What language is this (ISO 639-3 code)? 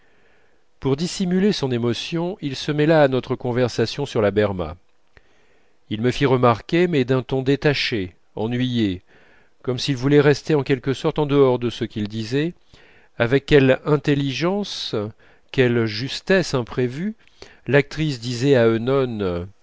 fra